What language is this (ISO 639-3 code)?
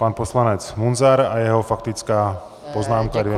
ces